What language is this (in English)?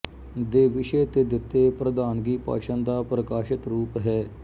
Punjabi